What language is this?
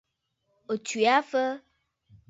Bafut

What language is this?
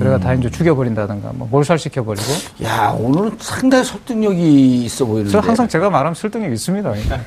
Korean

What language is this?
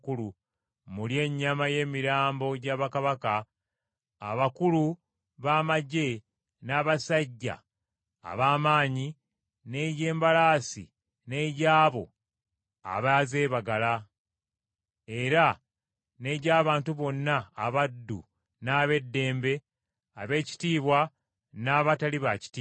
Ganda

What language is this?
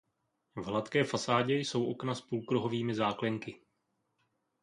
Czech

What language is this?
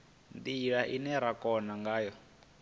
Venda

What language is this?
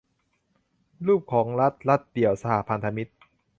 Thai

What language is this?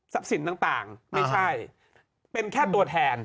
Thai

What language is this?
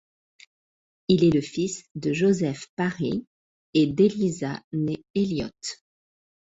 French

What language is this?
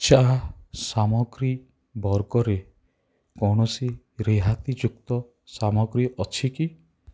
Odia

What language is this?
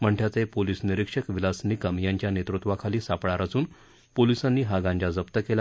Marathi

